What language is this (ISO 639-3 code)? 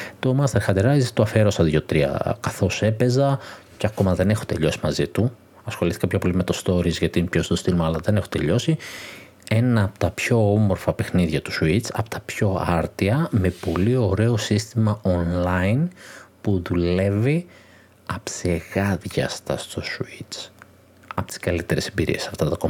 ell